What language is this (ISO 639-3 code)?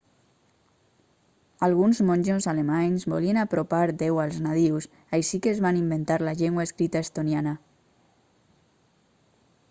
cat